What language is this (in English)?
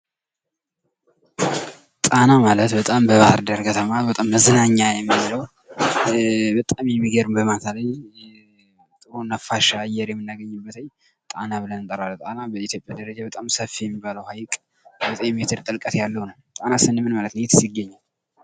Amharic